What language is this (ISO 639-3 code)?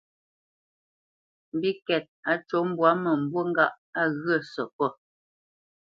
bce